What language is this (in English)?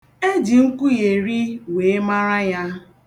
Igbo